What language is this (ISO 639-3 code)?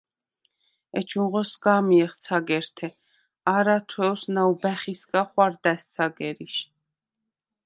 sva